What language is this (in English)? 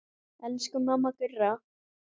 Icelandic